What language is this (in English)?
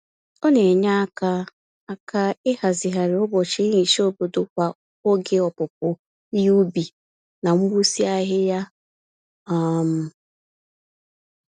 Igbo